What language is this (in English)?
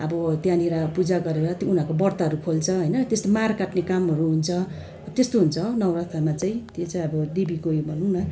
Nepali